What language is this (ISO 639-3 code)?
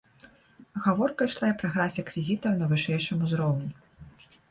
bel